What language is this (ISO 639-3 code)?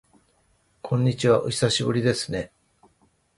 jpn